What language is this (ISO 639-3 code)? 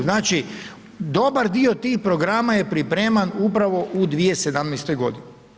hrv